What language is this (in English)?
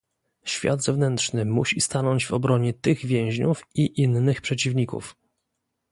Polish